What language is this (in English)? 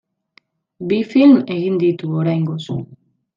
Basque